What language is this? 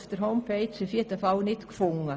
Swiss German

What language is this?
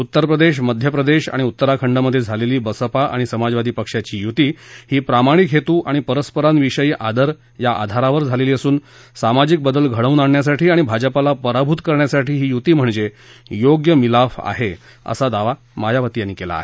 Marathi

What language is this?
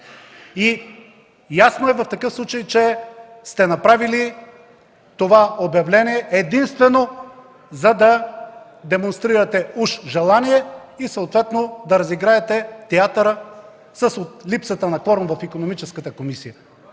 Bulgarian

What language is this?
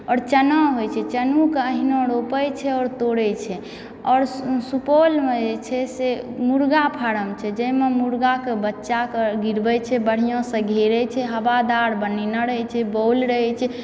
Maithili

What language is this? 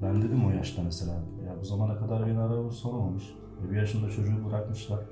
Turkish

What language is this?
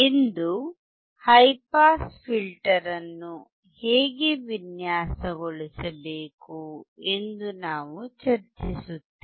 Kannada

